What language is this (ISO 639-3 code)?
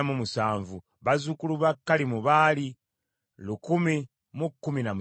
lug